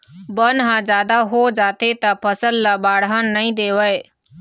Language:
Chhattisgarhi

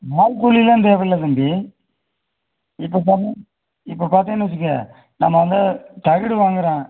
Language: Tamil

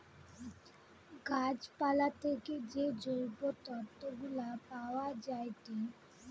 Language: Bangla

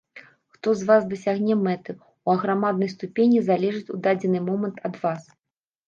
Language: Belarusian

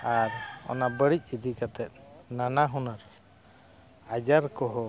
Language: Santali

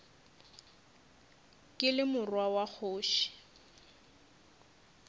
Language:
Northern Sotho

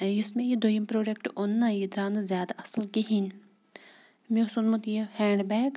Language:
Kashmiri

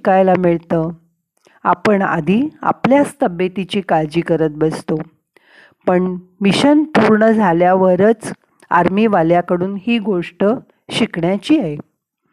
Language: Marathi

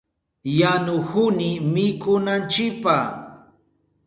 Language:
Southern Pastaza Quechua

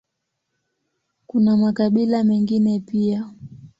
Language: Swahili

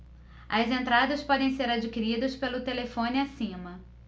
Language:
Portuguese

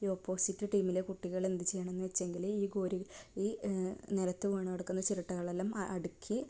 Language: Malayalam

